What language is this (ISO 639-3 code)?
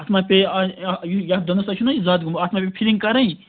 kas